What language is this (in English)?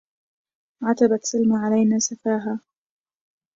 Arabic